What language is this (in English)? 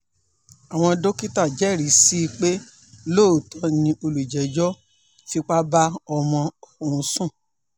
Yoruba